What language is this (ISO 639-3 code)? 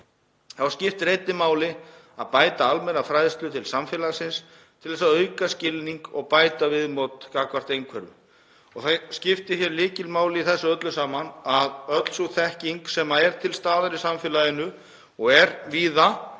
isl